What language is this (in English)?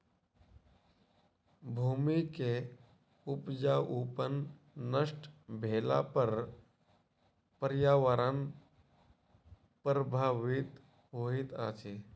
Maithili